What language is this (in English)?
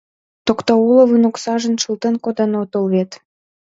Mari